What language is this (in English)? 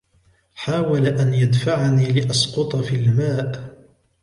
Arabic